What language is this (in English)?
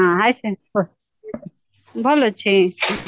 Odia